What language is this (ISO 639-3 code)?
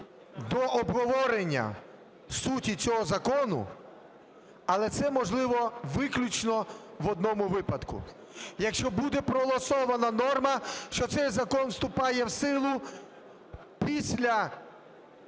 ukr